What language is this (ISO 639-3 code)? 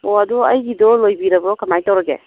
mni